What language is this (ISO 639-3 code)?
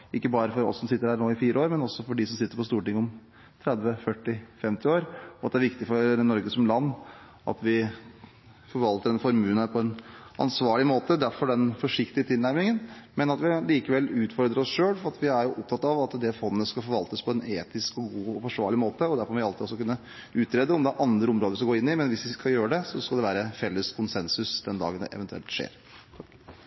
nor